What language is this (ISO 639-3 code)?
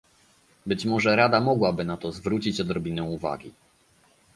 pol